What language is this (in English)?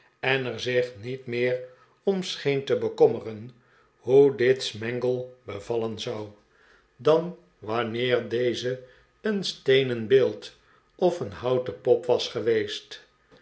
Dutch